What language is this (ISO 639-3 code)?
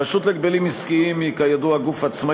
heb